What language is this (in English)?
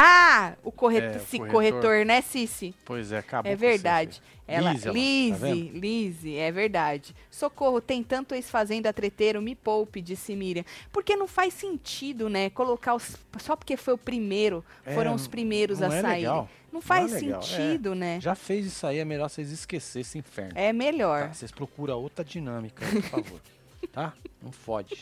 Portuguese